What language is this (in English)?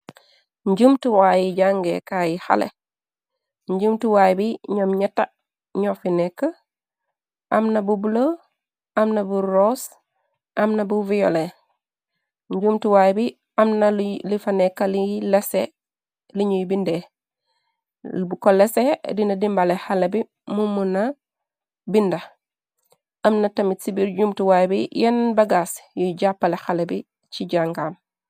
Wolof